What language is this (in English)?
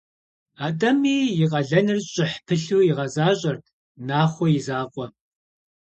Kabardian